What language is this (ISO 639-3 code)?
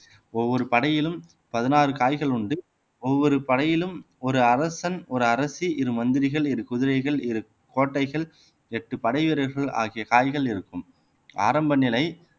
tam